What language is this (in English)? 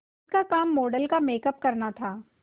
Hindi